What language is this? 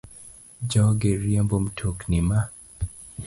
Luo (Kenya and Tanzania)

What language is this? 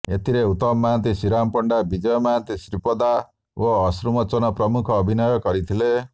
Odia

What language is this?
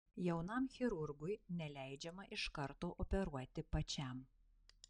Lithuanian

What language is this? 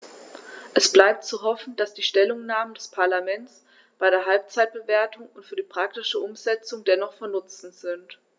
German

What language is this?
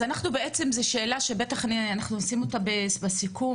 Hebrew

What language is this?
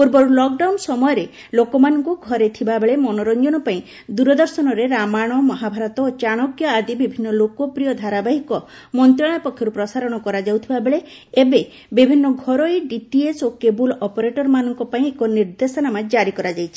Odia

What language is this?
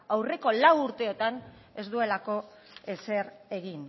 Basque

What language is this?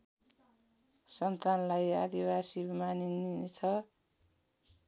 Nepali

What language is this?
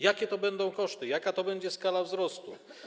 Polish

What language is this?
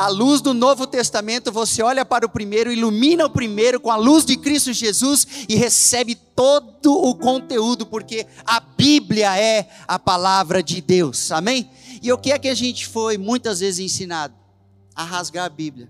Portuguese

